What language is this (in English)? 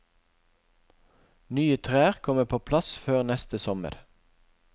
Norwegian